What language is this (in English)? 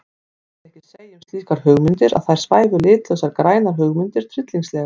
Icelandic